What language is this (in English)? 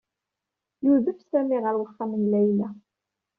Kabyle